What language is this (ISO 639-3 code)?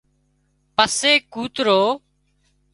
kxp